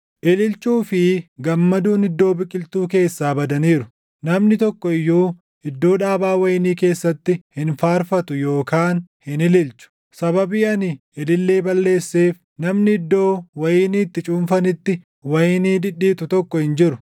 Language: Oromo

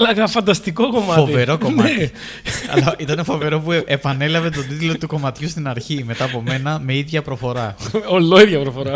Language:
Greek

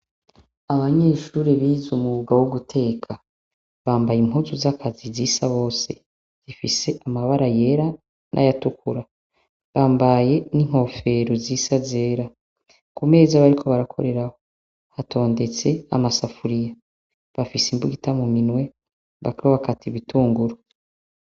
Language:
Rundi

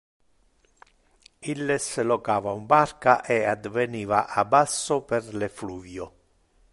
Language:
Interlingua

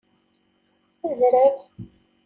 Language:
Kabyle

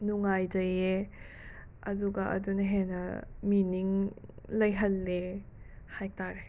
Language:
Manipuri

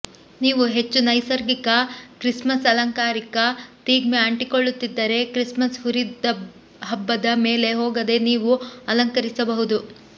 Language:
Kannada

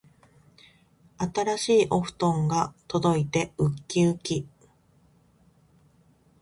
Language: Japanese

